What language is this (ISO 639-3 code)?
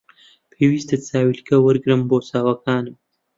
ckb